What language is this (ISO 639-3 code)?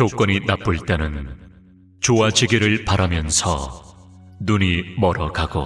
kor